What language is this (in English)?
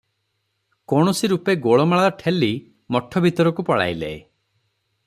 Odia